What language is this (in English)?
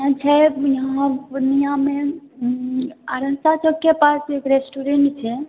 Maithili